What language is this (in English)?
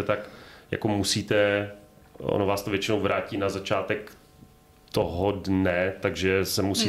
Czech